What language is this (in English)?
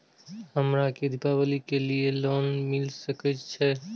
Maithili